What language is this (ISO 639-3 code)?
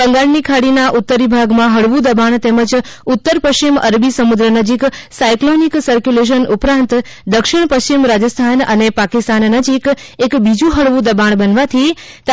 guj